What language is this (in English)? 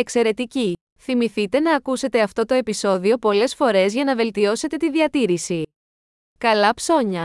Greek